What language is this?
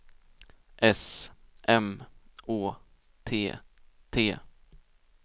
Swedish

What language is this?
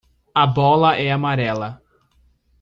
Portuguese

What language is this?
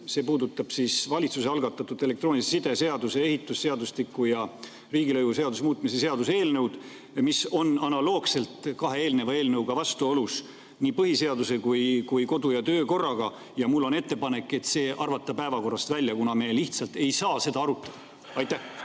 Estonian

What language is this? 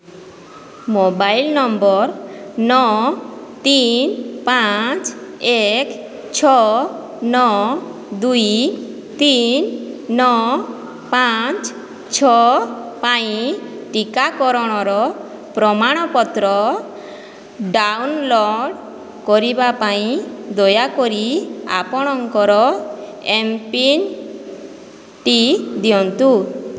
Odia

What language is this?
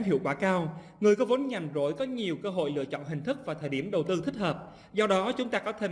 Vietnamese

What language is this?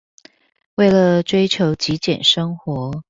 Chinese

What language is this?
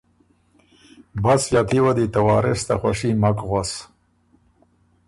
Ormuri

